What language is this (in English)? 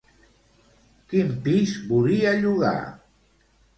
Catalan